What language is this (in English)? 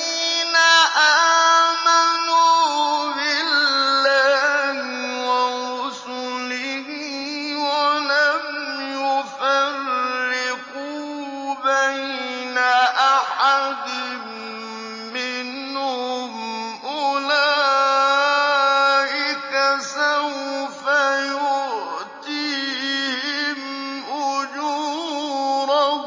Arabic